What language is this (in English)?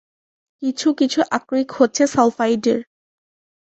Bangla